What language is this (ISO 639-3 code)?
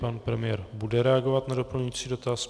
ces